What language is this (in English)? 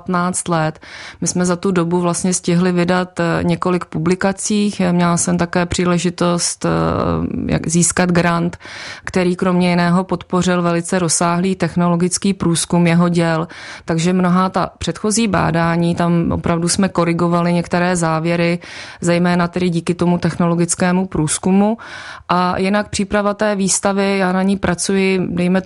Czech